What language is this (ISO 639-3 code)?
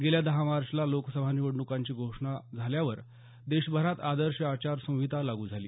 mar